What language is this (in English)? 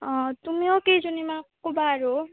Assamese